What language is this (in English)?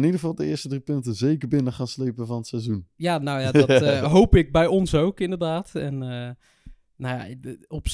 Dutch